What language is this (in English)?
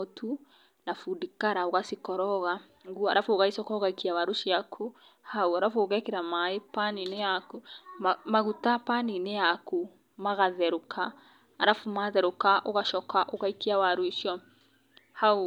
Kikuyu